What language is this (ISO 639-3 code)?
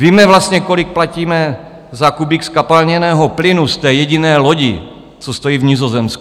ces